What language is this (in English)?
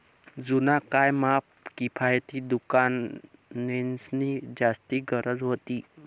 Marathi